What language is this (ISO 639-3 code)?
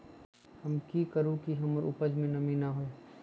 mag